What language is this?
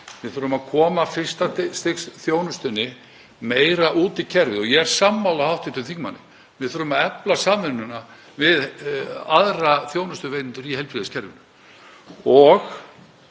Icelandic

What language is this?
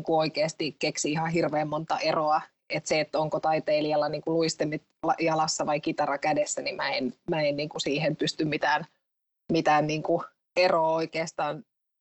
Finnish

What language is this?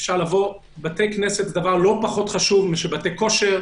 Hebrew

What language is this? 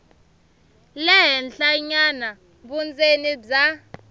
Tsonga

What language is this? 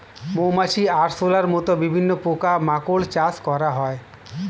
Bangla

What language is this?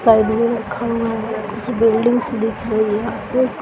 Hindi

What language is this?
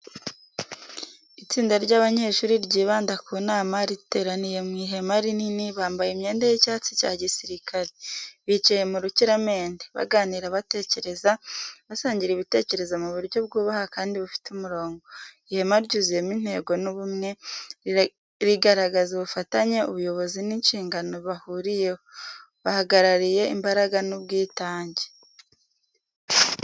Kinyarwanda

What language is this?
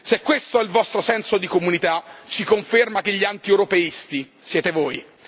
Italian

